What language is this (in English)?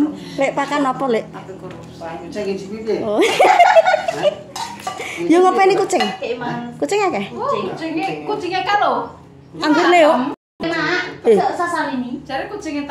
Indonesian